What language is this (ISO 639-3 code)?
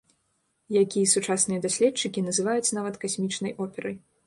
bel